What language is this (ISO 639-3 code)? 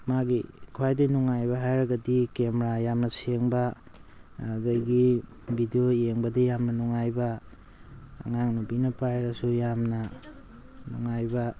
mni